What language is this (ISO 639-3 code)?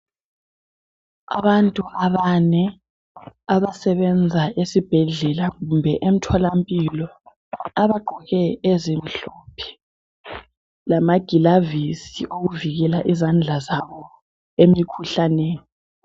nde